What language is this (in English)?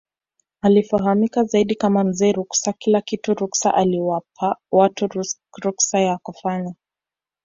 Swahili